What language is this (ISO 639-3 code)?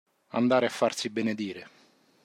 ita